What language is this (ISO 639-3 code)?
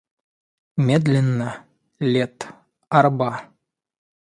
rus